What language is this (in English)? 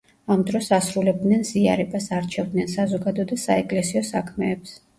Georgian